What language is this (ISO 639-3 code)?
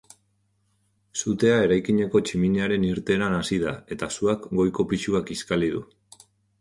eus